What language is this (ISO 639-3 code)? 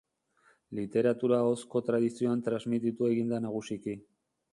eus